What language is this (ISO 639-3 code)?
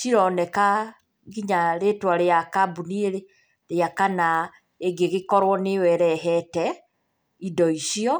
kik